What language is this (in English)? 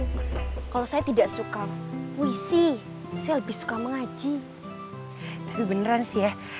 Indonesian